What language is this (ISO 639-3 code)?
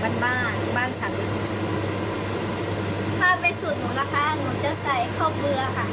tha